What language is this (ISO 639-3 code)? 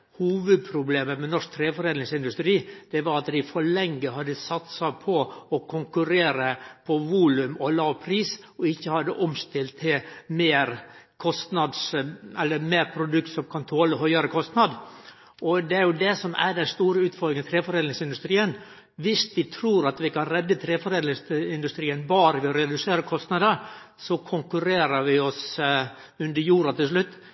nno